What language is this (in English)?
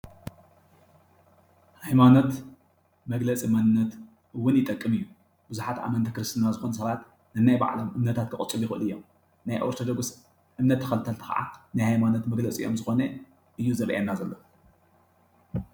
Tigrinya